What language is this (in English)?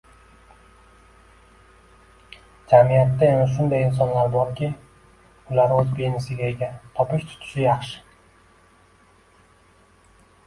Uzbek